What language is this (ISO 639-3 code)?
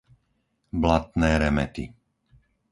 slk